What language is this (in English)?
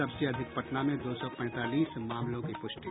Hindi